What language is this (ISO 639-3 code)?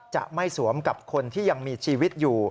tha